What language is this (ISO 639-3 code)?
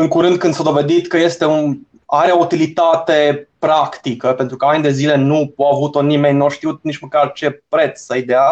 ron